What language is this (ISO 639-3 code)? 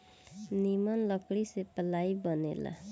bho